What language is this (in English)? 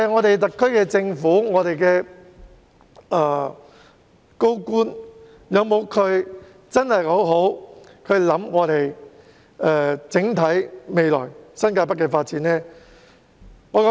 Cantonese